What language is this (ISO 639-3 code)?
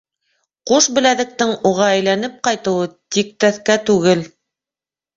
bak